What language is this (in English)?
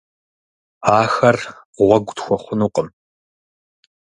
Kabardian